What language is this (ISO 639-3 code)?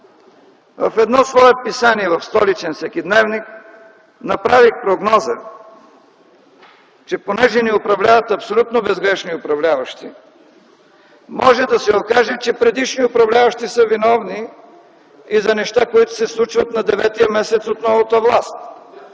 bul